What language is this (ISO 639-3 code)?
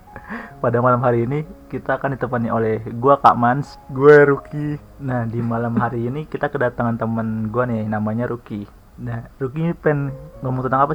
ind